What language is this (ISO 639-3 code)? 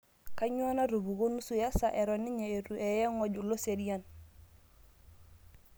mas